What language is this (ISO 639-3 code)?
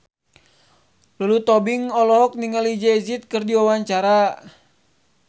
sun